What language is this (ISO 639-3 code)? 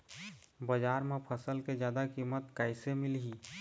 hne